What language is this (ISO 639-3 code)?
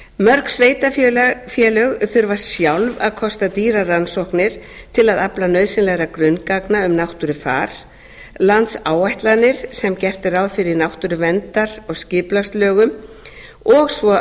isl